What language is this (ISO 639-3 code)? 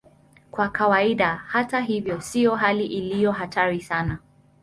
swa